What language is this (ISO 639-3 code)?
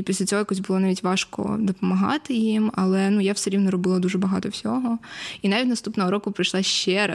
ukr